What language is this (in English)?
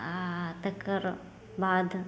Maithili